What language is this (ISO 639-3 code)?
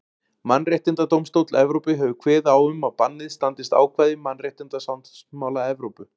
isl